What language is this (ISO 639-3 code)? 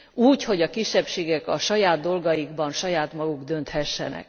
hun